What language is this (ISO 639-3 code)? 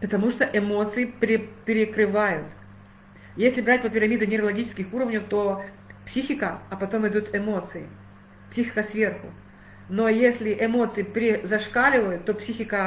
rus